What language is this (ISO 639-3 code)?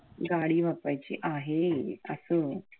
mar